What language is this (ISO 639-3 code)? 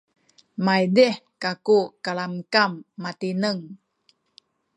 szy